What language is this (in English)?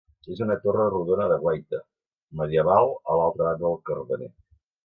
Catalan